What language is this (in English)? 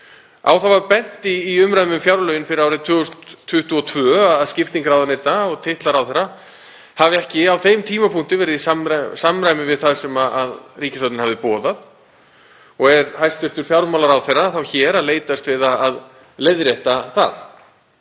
Icelandic